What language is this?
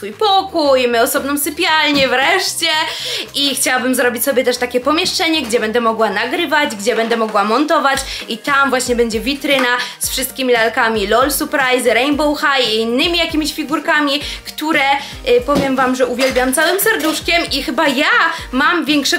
Polish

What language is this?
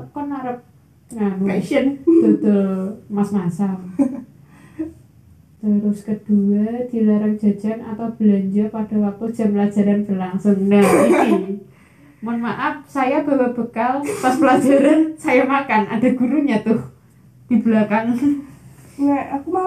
Indonesian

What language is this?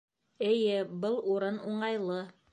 Bashkir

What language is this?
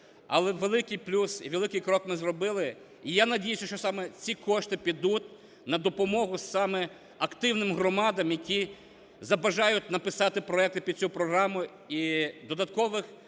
Ukrainian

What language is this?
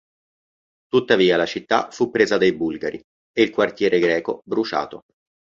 Italian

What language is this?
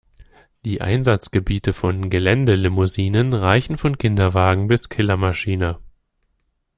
German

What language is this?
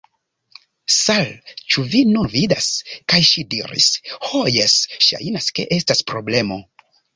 Esperanto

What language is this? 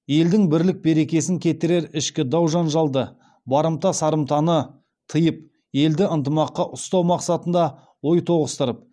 Kazakh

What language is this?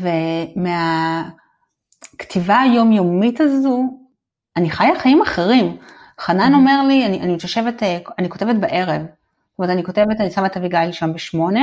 Hebrew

